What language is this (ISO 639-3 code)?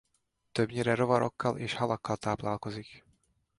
hun